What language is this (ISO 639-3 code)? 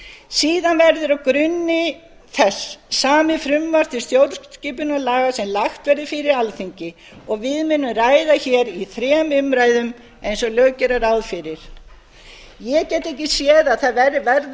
isl